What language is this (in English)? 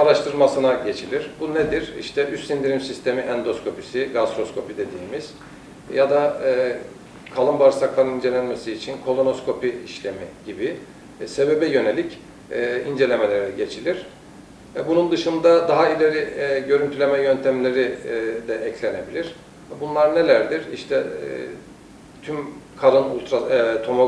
Turkish